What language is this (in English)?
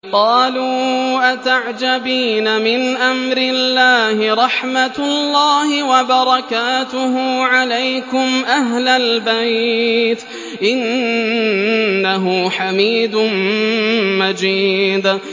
Arabic